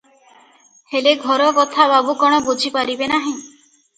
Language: Odia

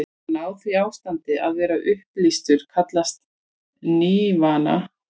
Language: Icelandic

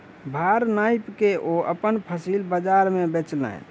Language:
Maithili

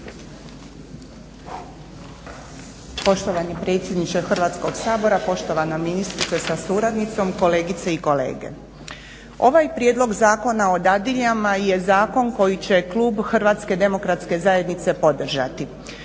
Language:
Croatian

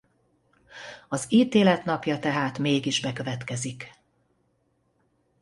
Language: Hungarian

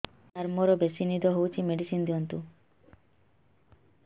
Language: Odia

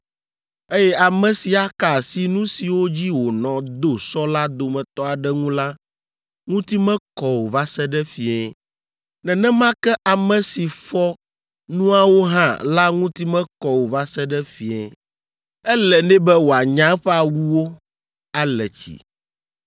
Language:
Ewe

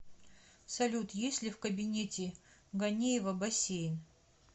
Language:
Russian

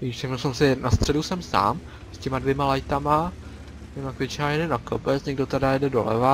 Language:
Czech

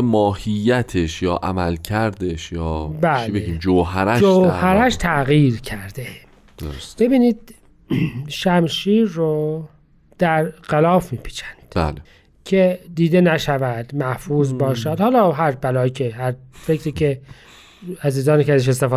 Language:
Persian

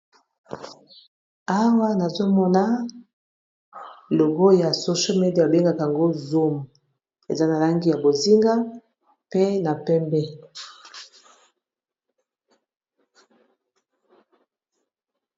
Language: Lingala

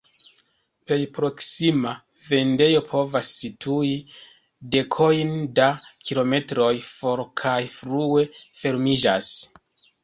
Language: Esperanto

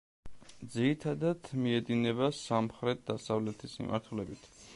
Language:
Georgian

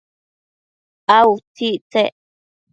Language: Matsés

